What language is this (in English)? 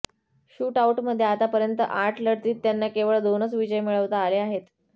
Marathi